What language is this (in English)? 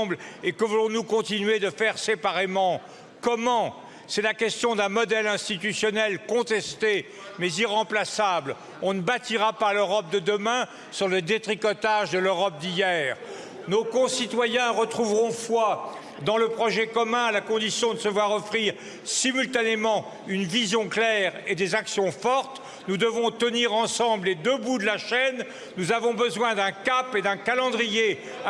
French